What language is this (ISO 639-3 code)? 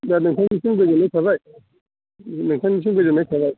brx